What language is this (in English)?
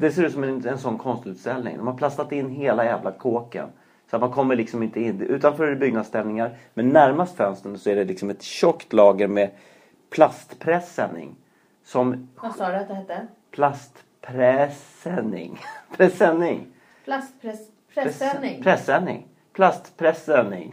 Swedish